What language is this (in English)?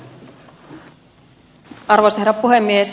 Finnish